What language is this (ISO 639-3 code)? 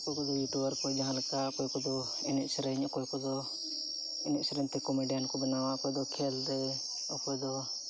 sat